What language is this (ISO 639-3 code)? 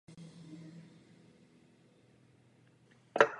ces